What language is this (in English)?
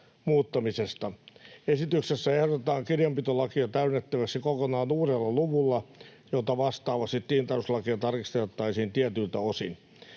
Finnish